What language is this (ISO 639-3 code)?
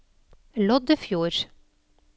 nor